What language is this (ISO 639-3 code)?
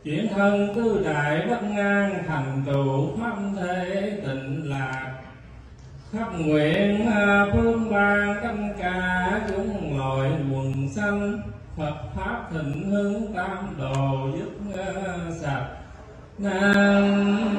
vie